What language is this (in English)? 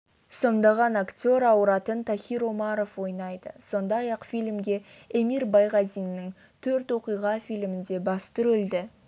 Kazakh